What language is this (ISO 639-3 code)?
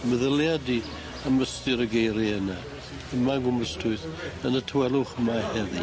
cym